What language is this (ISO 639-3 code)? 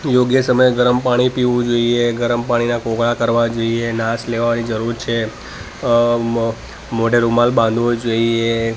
guj